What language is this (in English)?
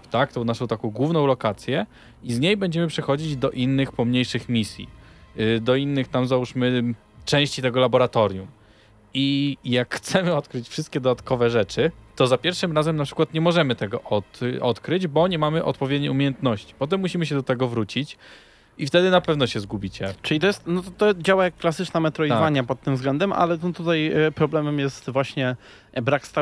Polish